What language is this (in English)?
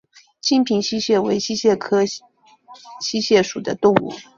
Chinese